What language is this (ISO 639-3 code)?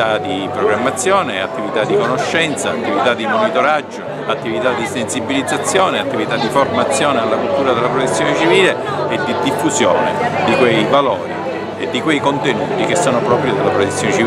ita